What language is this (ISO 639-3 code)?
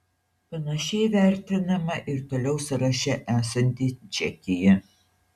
lit